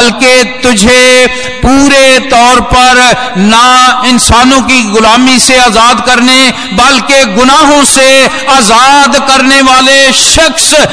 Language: Hindi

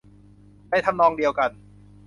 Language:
Thai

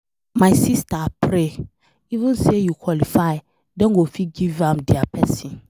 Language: Nigerian Pidgin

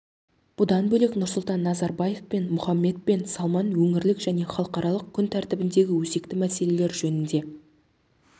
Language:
Kazakh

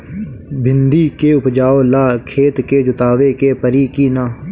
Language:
Bhojpuri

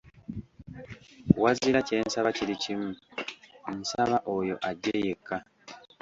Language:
Ganda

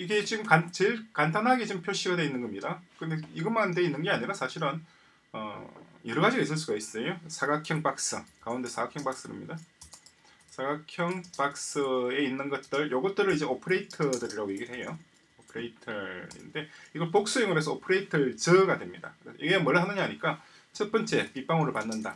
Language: Korean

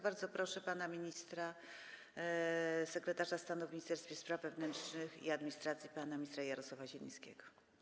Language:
Polish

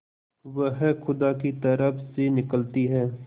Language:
Hindi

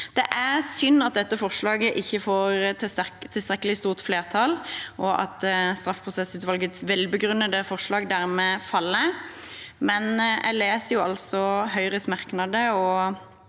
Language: Norwegian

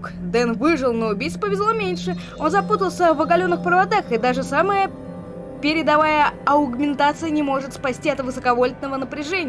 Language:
Russian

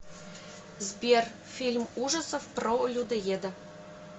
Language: Russian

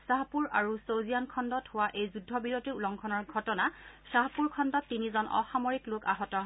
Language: Assamese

